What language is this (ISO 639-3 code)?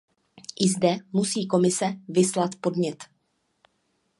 ces